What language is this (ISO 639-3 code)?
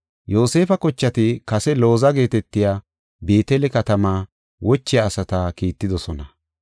gof